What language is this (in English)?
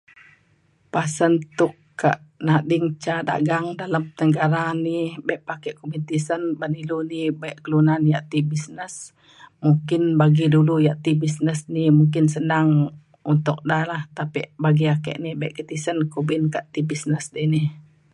Mainstream Kenyah